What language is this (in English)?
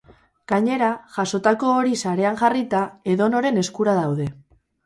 Basque